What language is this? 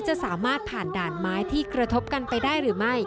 Thai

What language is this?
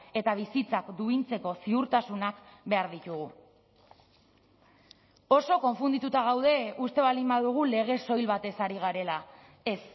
Basque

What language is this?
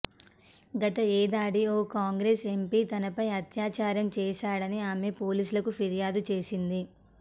Telugu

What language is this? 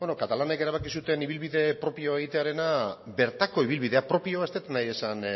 Basque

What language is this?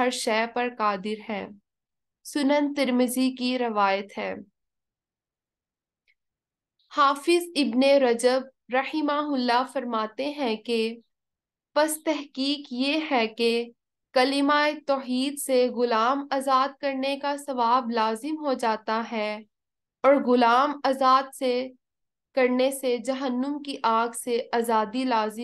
Arabic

